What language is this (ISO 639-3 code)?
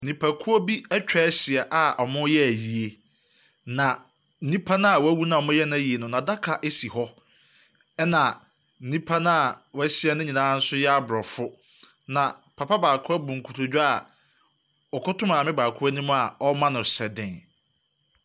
aka